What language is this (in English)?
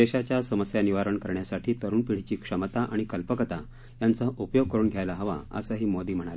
Marathi